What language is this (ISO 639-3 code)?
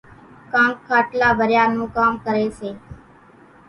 gjk